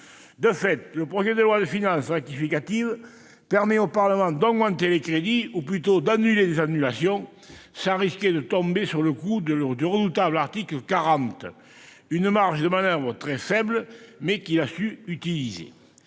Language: French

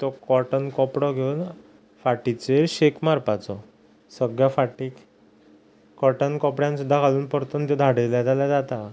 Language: Konkani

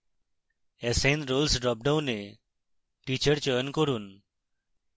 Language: Bangla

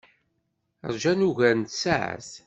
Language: Kabyle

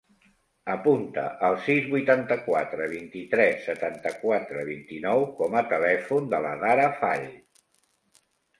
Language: Catalan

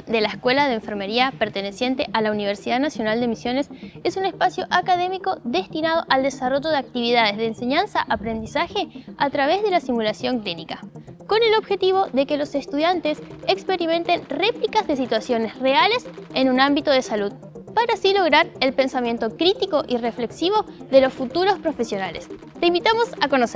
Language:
Spanish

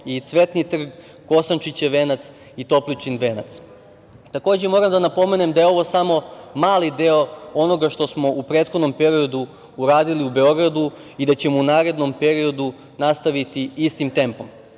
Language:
Serbian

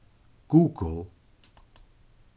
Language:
Faroese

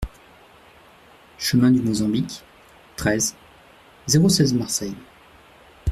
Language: French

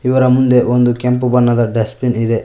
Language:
Kannada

